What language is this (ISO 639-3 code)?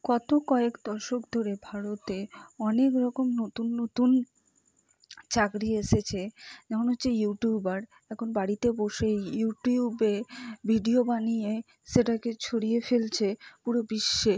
ben